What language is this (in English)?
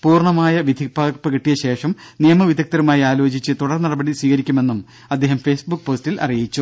Malayalam